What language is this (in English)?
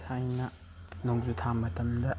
Manipuri